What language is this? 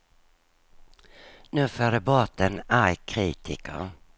Swedish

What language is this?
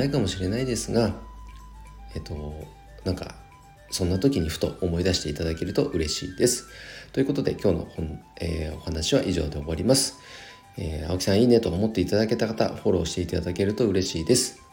Japanese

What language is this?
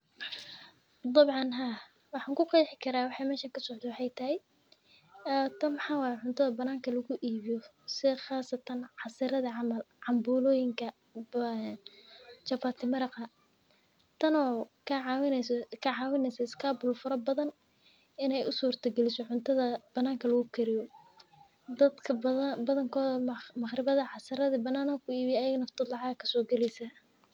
Somali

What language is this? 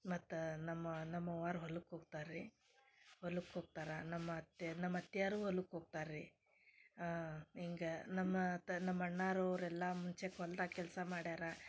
Kannada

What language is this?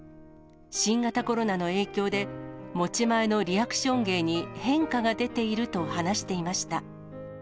Japanese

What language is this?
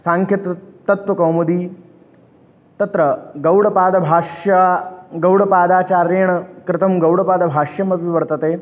Sanskrit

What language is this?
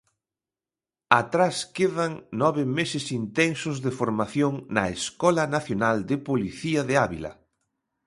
Galician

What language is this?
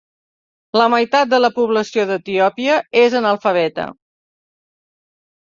Catalan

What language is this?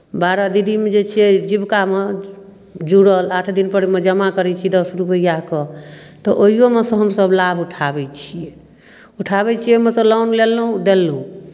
Maithili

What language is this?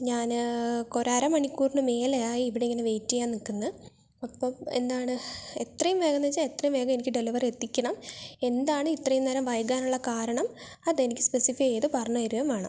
Malayalam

